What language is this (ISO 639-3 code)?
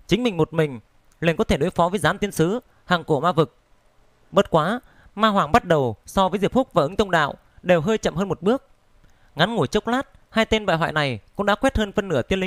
vie